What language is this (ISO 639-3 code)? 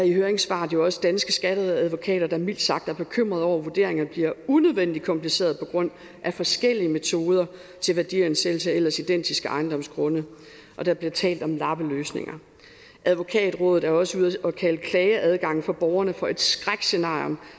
dan